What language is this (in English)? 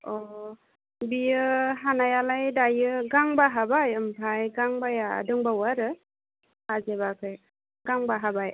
Bodo